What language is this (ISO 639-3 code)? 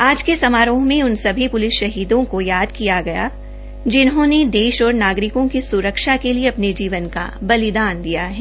hin